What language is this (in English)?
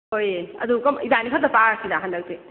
Manipuri